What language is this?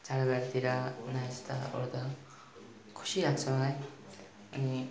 Nepali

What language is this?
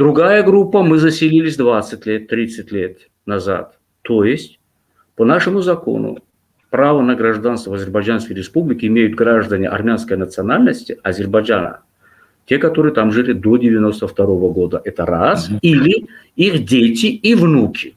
Russian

